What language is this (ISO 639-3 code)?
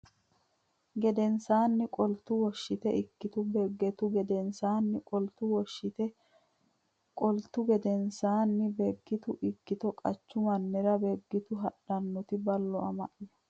sid